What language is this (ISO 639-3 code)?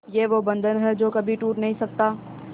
hin